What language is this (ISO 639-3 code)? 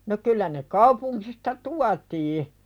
fin